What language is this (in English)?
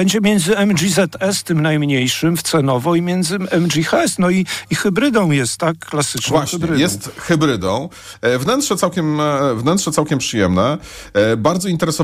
Polish